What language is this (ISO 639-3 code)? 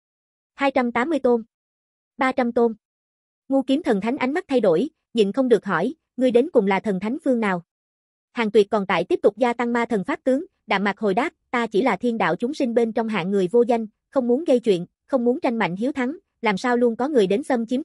vie